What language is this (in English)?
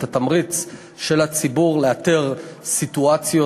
Hebrew